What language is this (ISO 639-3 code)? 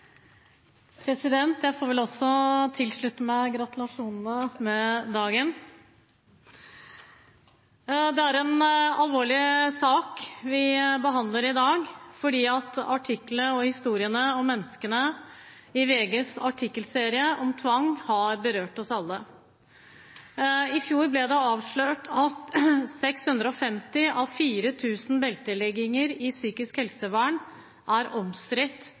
nob